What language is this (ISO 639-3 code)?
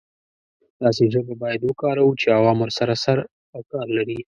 pus